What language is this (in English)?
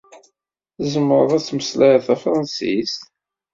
Kabyle